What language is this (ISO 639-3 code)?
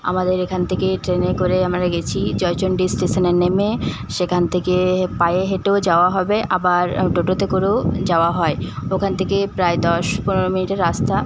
ben